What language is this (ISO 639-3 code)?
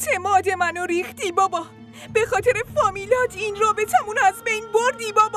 fas